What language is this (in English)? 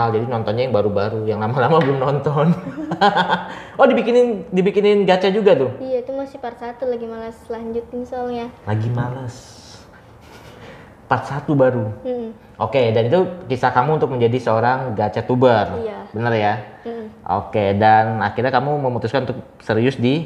Indonesian